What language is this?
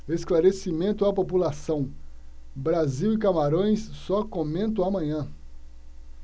Portuguese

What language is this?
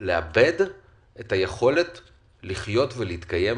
Hebrew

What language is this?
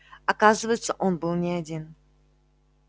Russian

